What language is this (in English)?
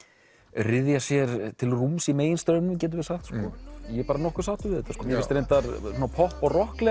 Icelandic